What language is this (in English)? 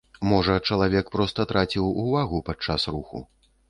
Belarusian